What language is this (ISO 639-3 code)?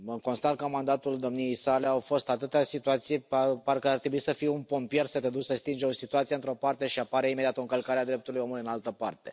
ron